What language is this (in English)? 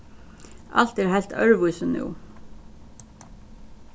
Faroese